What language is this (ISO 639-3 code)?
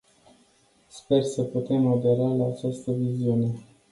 ron